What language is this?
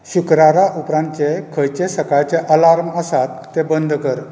Konkani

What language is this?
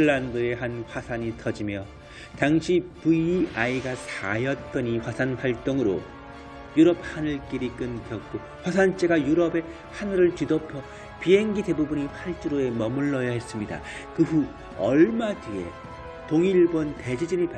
Korean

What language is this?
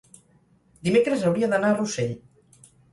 Catalan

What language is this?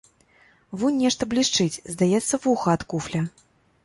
Belarusian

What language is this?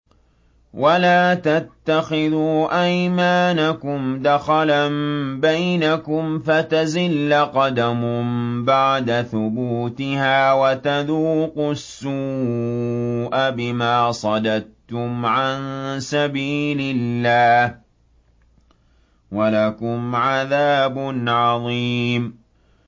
Arabic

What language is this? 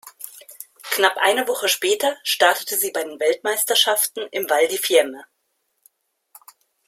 German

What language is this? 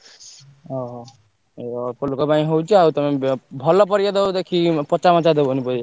Odia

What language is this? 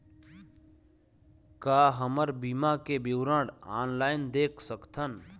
Chhattisgarhi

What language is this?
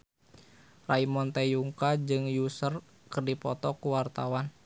Sundanese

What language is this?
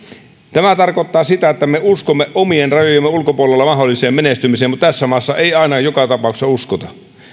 Finnish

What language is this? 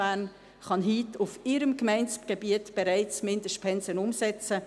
Swiss German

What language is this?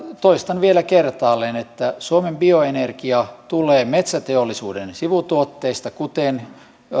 Finnish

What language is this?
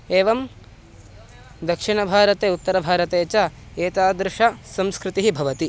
Sanskrit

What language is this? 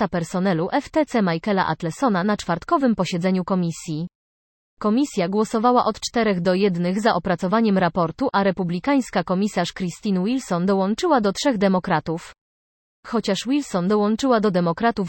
Polish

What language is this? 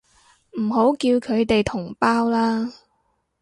Cantonese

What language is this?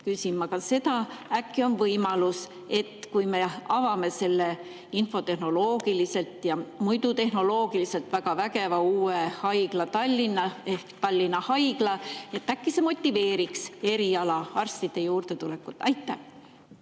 Estonian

